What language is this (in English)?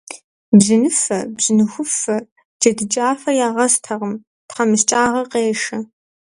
Kabardian